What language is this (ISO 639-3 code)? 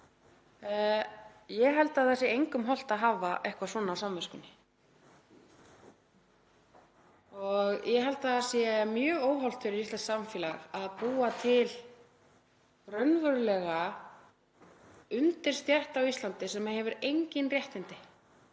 isl